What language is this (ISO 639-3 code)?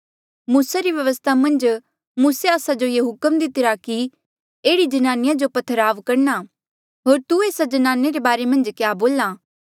mjl